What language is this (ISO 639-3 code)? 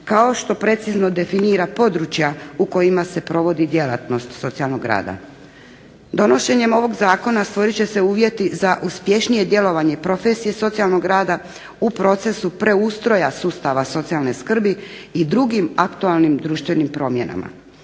hrv